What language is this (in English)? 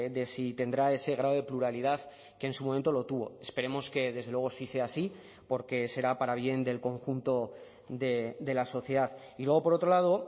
Spanish